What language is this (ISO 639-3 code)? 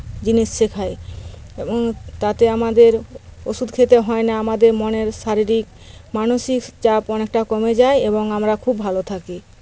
ben